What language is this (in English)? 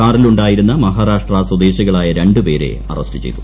Malayalam